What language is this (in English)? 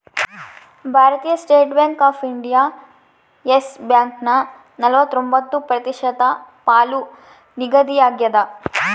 Kannada